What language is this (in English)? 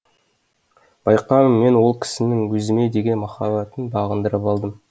Kazakh